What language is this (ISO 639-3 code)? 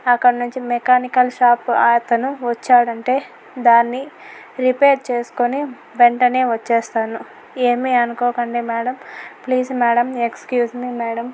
tel